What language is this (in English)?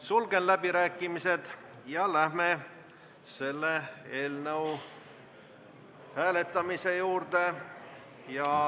Estonian